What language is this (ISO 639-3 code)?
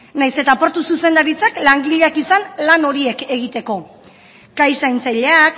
eus